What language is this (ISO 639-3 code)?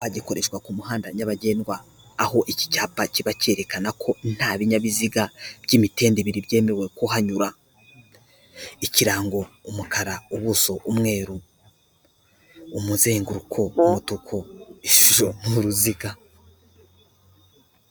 kin